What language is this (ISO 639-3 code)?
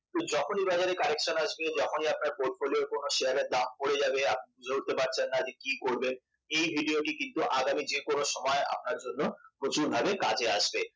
ben